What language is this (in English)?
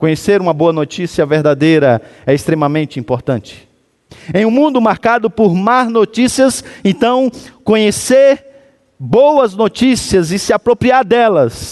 Portuguese